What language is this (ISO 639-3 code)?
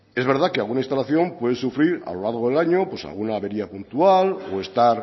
spa